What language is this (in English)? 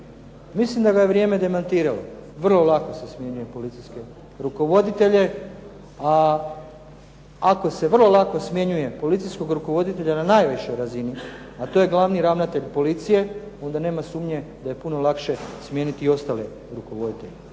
Croatian